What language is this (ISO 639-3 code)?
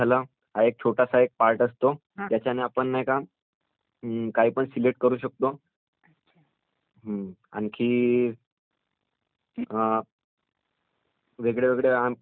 mar